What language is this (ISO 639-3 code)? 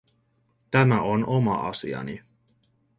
fin